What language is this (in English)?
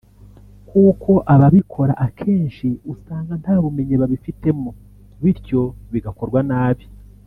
Kinyarwanda